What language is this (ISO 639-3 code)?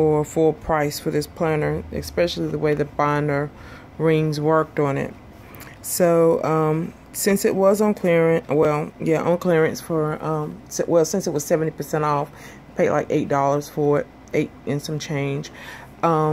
eng